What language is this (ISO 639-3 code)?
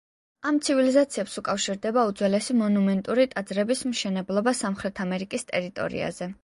kat